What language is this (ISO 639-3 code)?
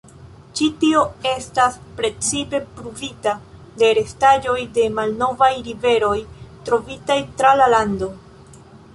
epo